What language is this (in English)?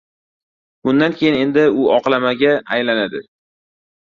Uzbek